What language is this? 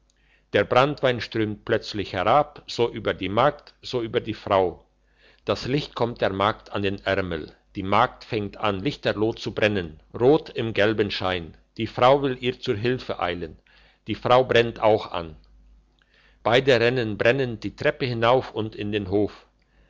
German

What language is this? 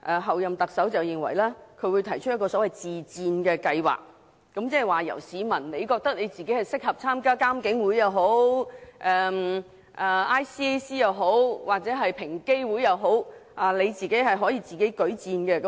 Cantonese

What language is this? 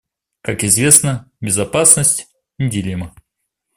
Russian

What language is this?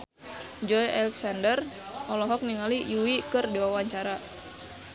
Sundanese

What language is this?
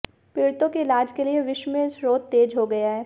Hindi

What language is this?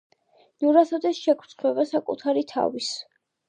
Georgian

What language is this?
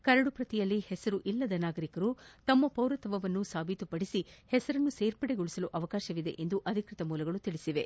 Kannada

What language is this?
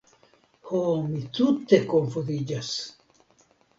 Esperanto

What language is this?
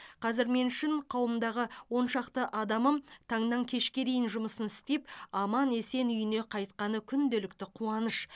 Kazakh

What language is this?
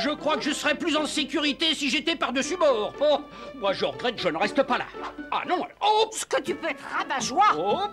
French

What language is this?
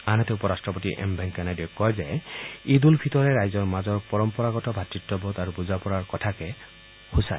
Assamese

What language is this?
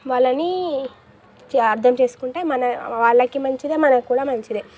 Telugu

